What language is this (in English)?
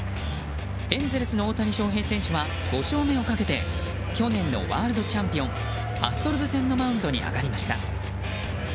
Japanese